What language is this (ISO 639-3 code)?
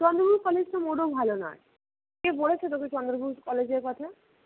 ben